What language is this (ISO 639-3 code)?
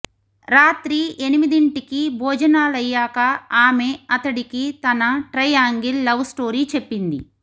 tel